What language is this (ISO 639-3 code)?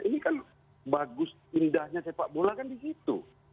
ind